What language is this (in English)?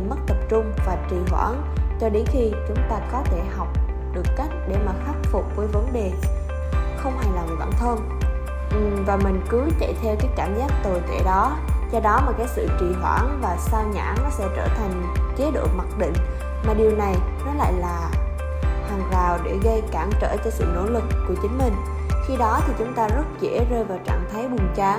Vietnamese